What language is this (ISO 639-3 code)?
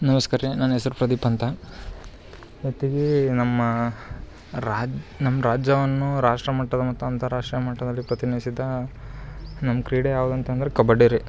kan